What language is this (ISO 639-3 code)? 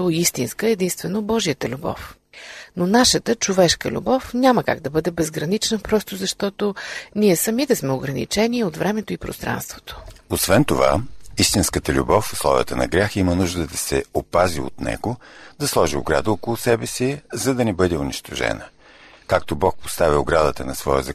bul